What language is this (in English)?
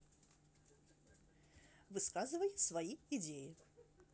Russian